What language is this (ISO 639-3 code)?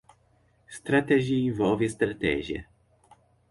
por